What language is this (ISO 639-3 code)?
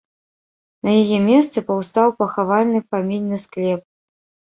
bel